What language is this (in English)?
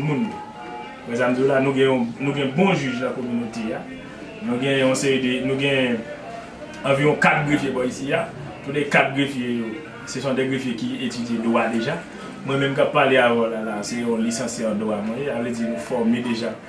French